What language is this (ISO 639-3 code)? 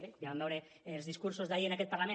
cat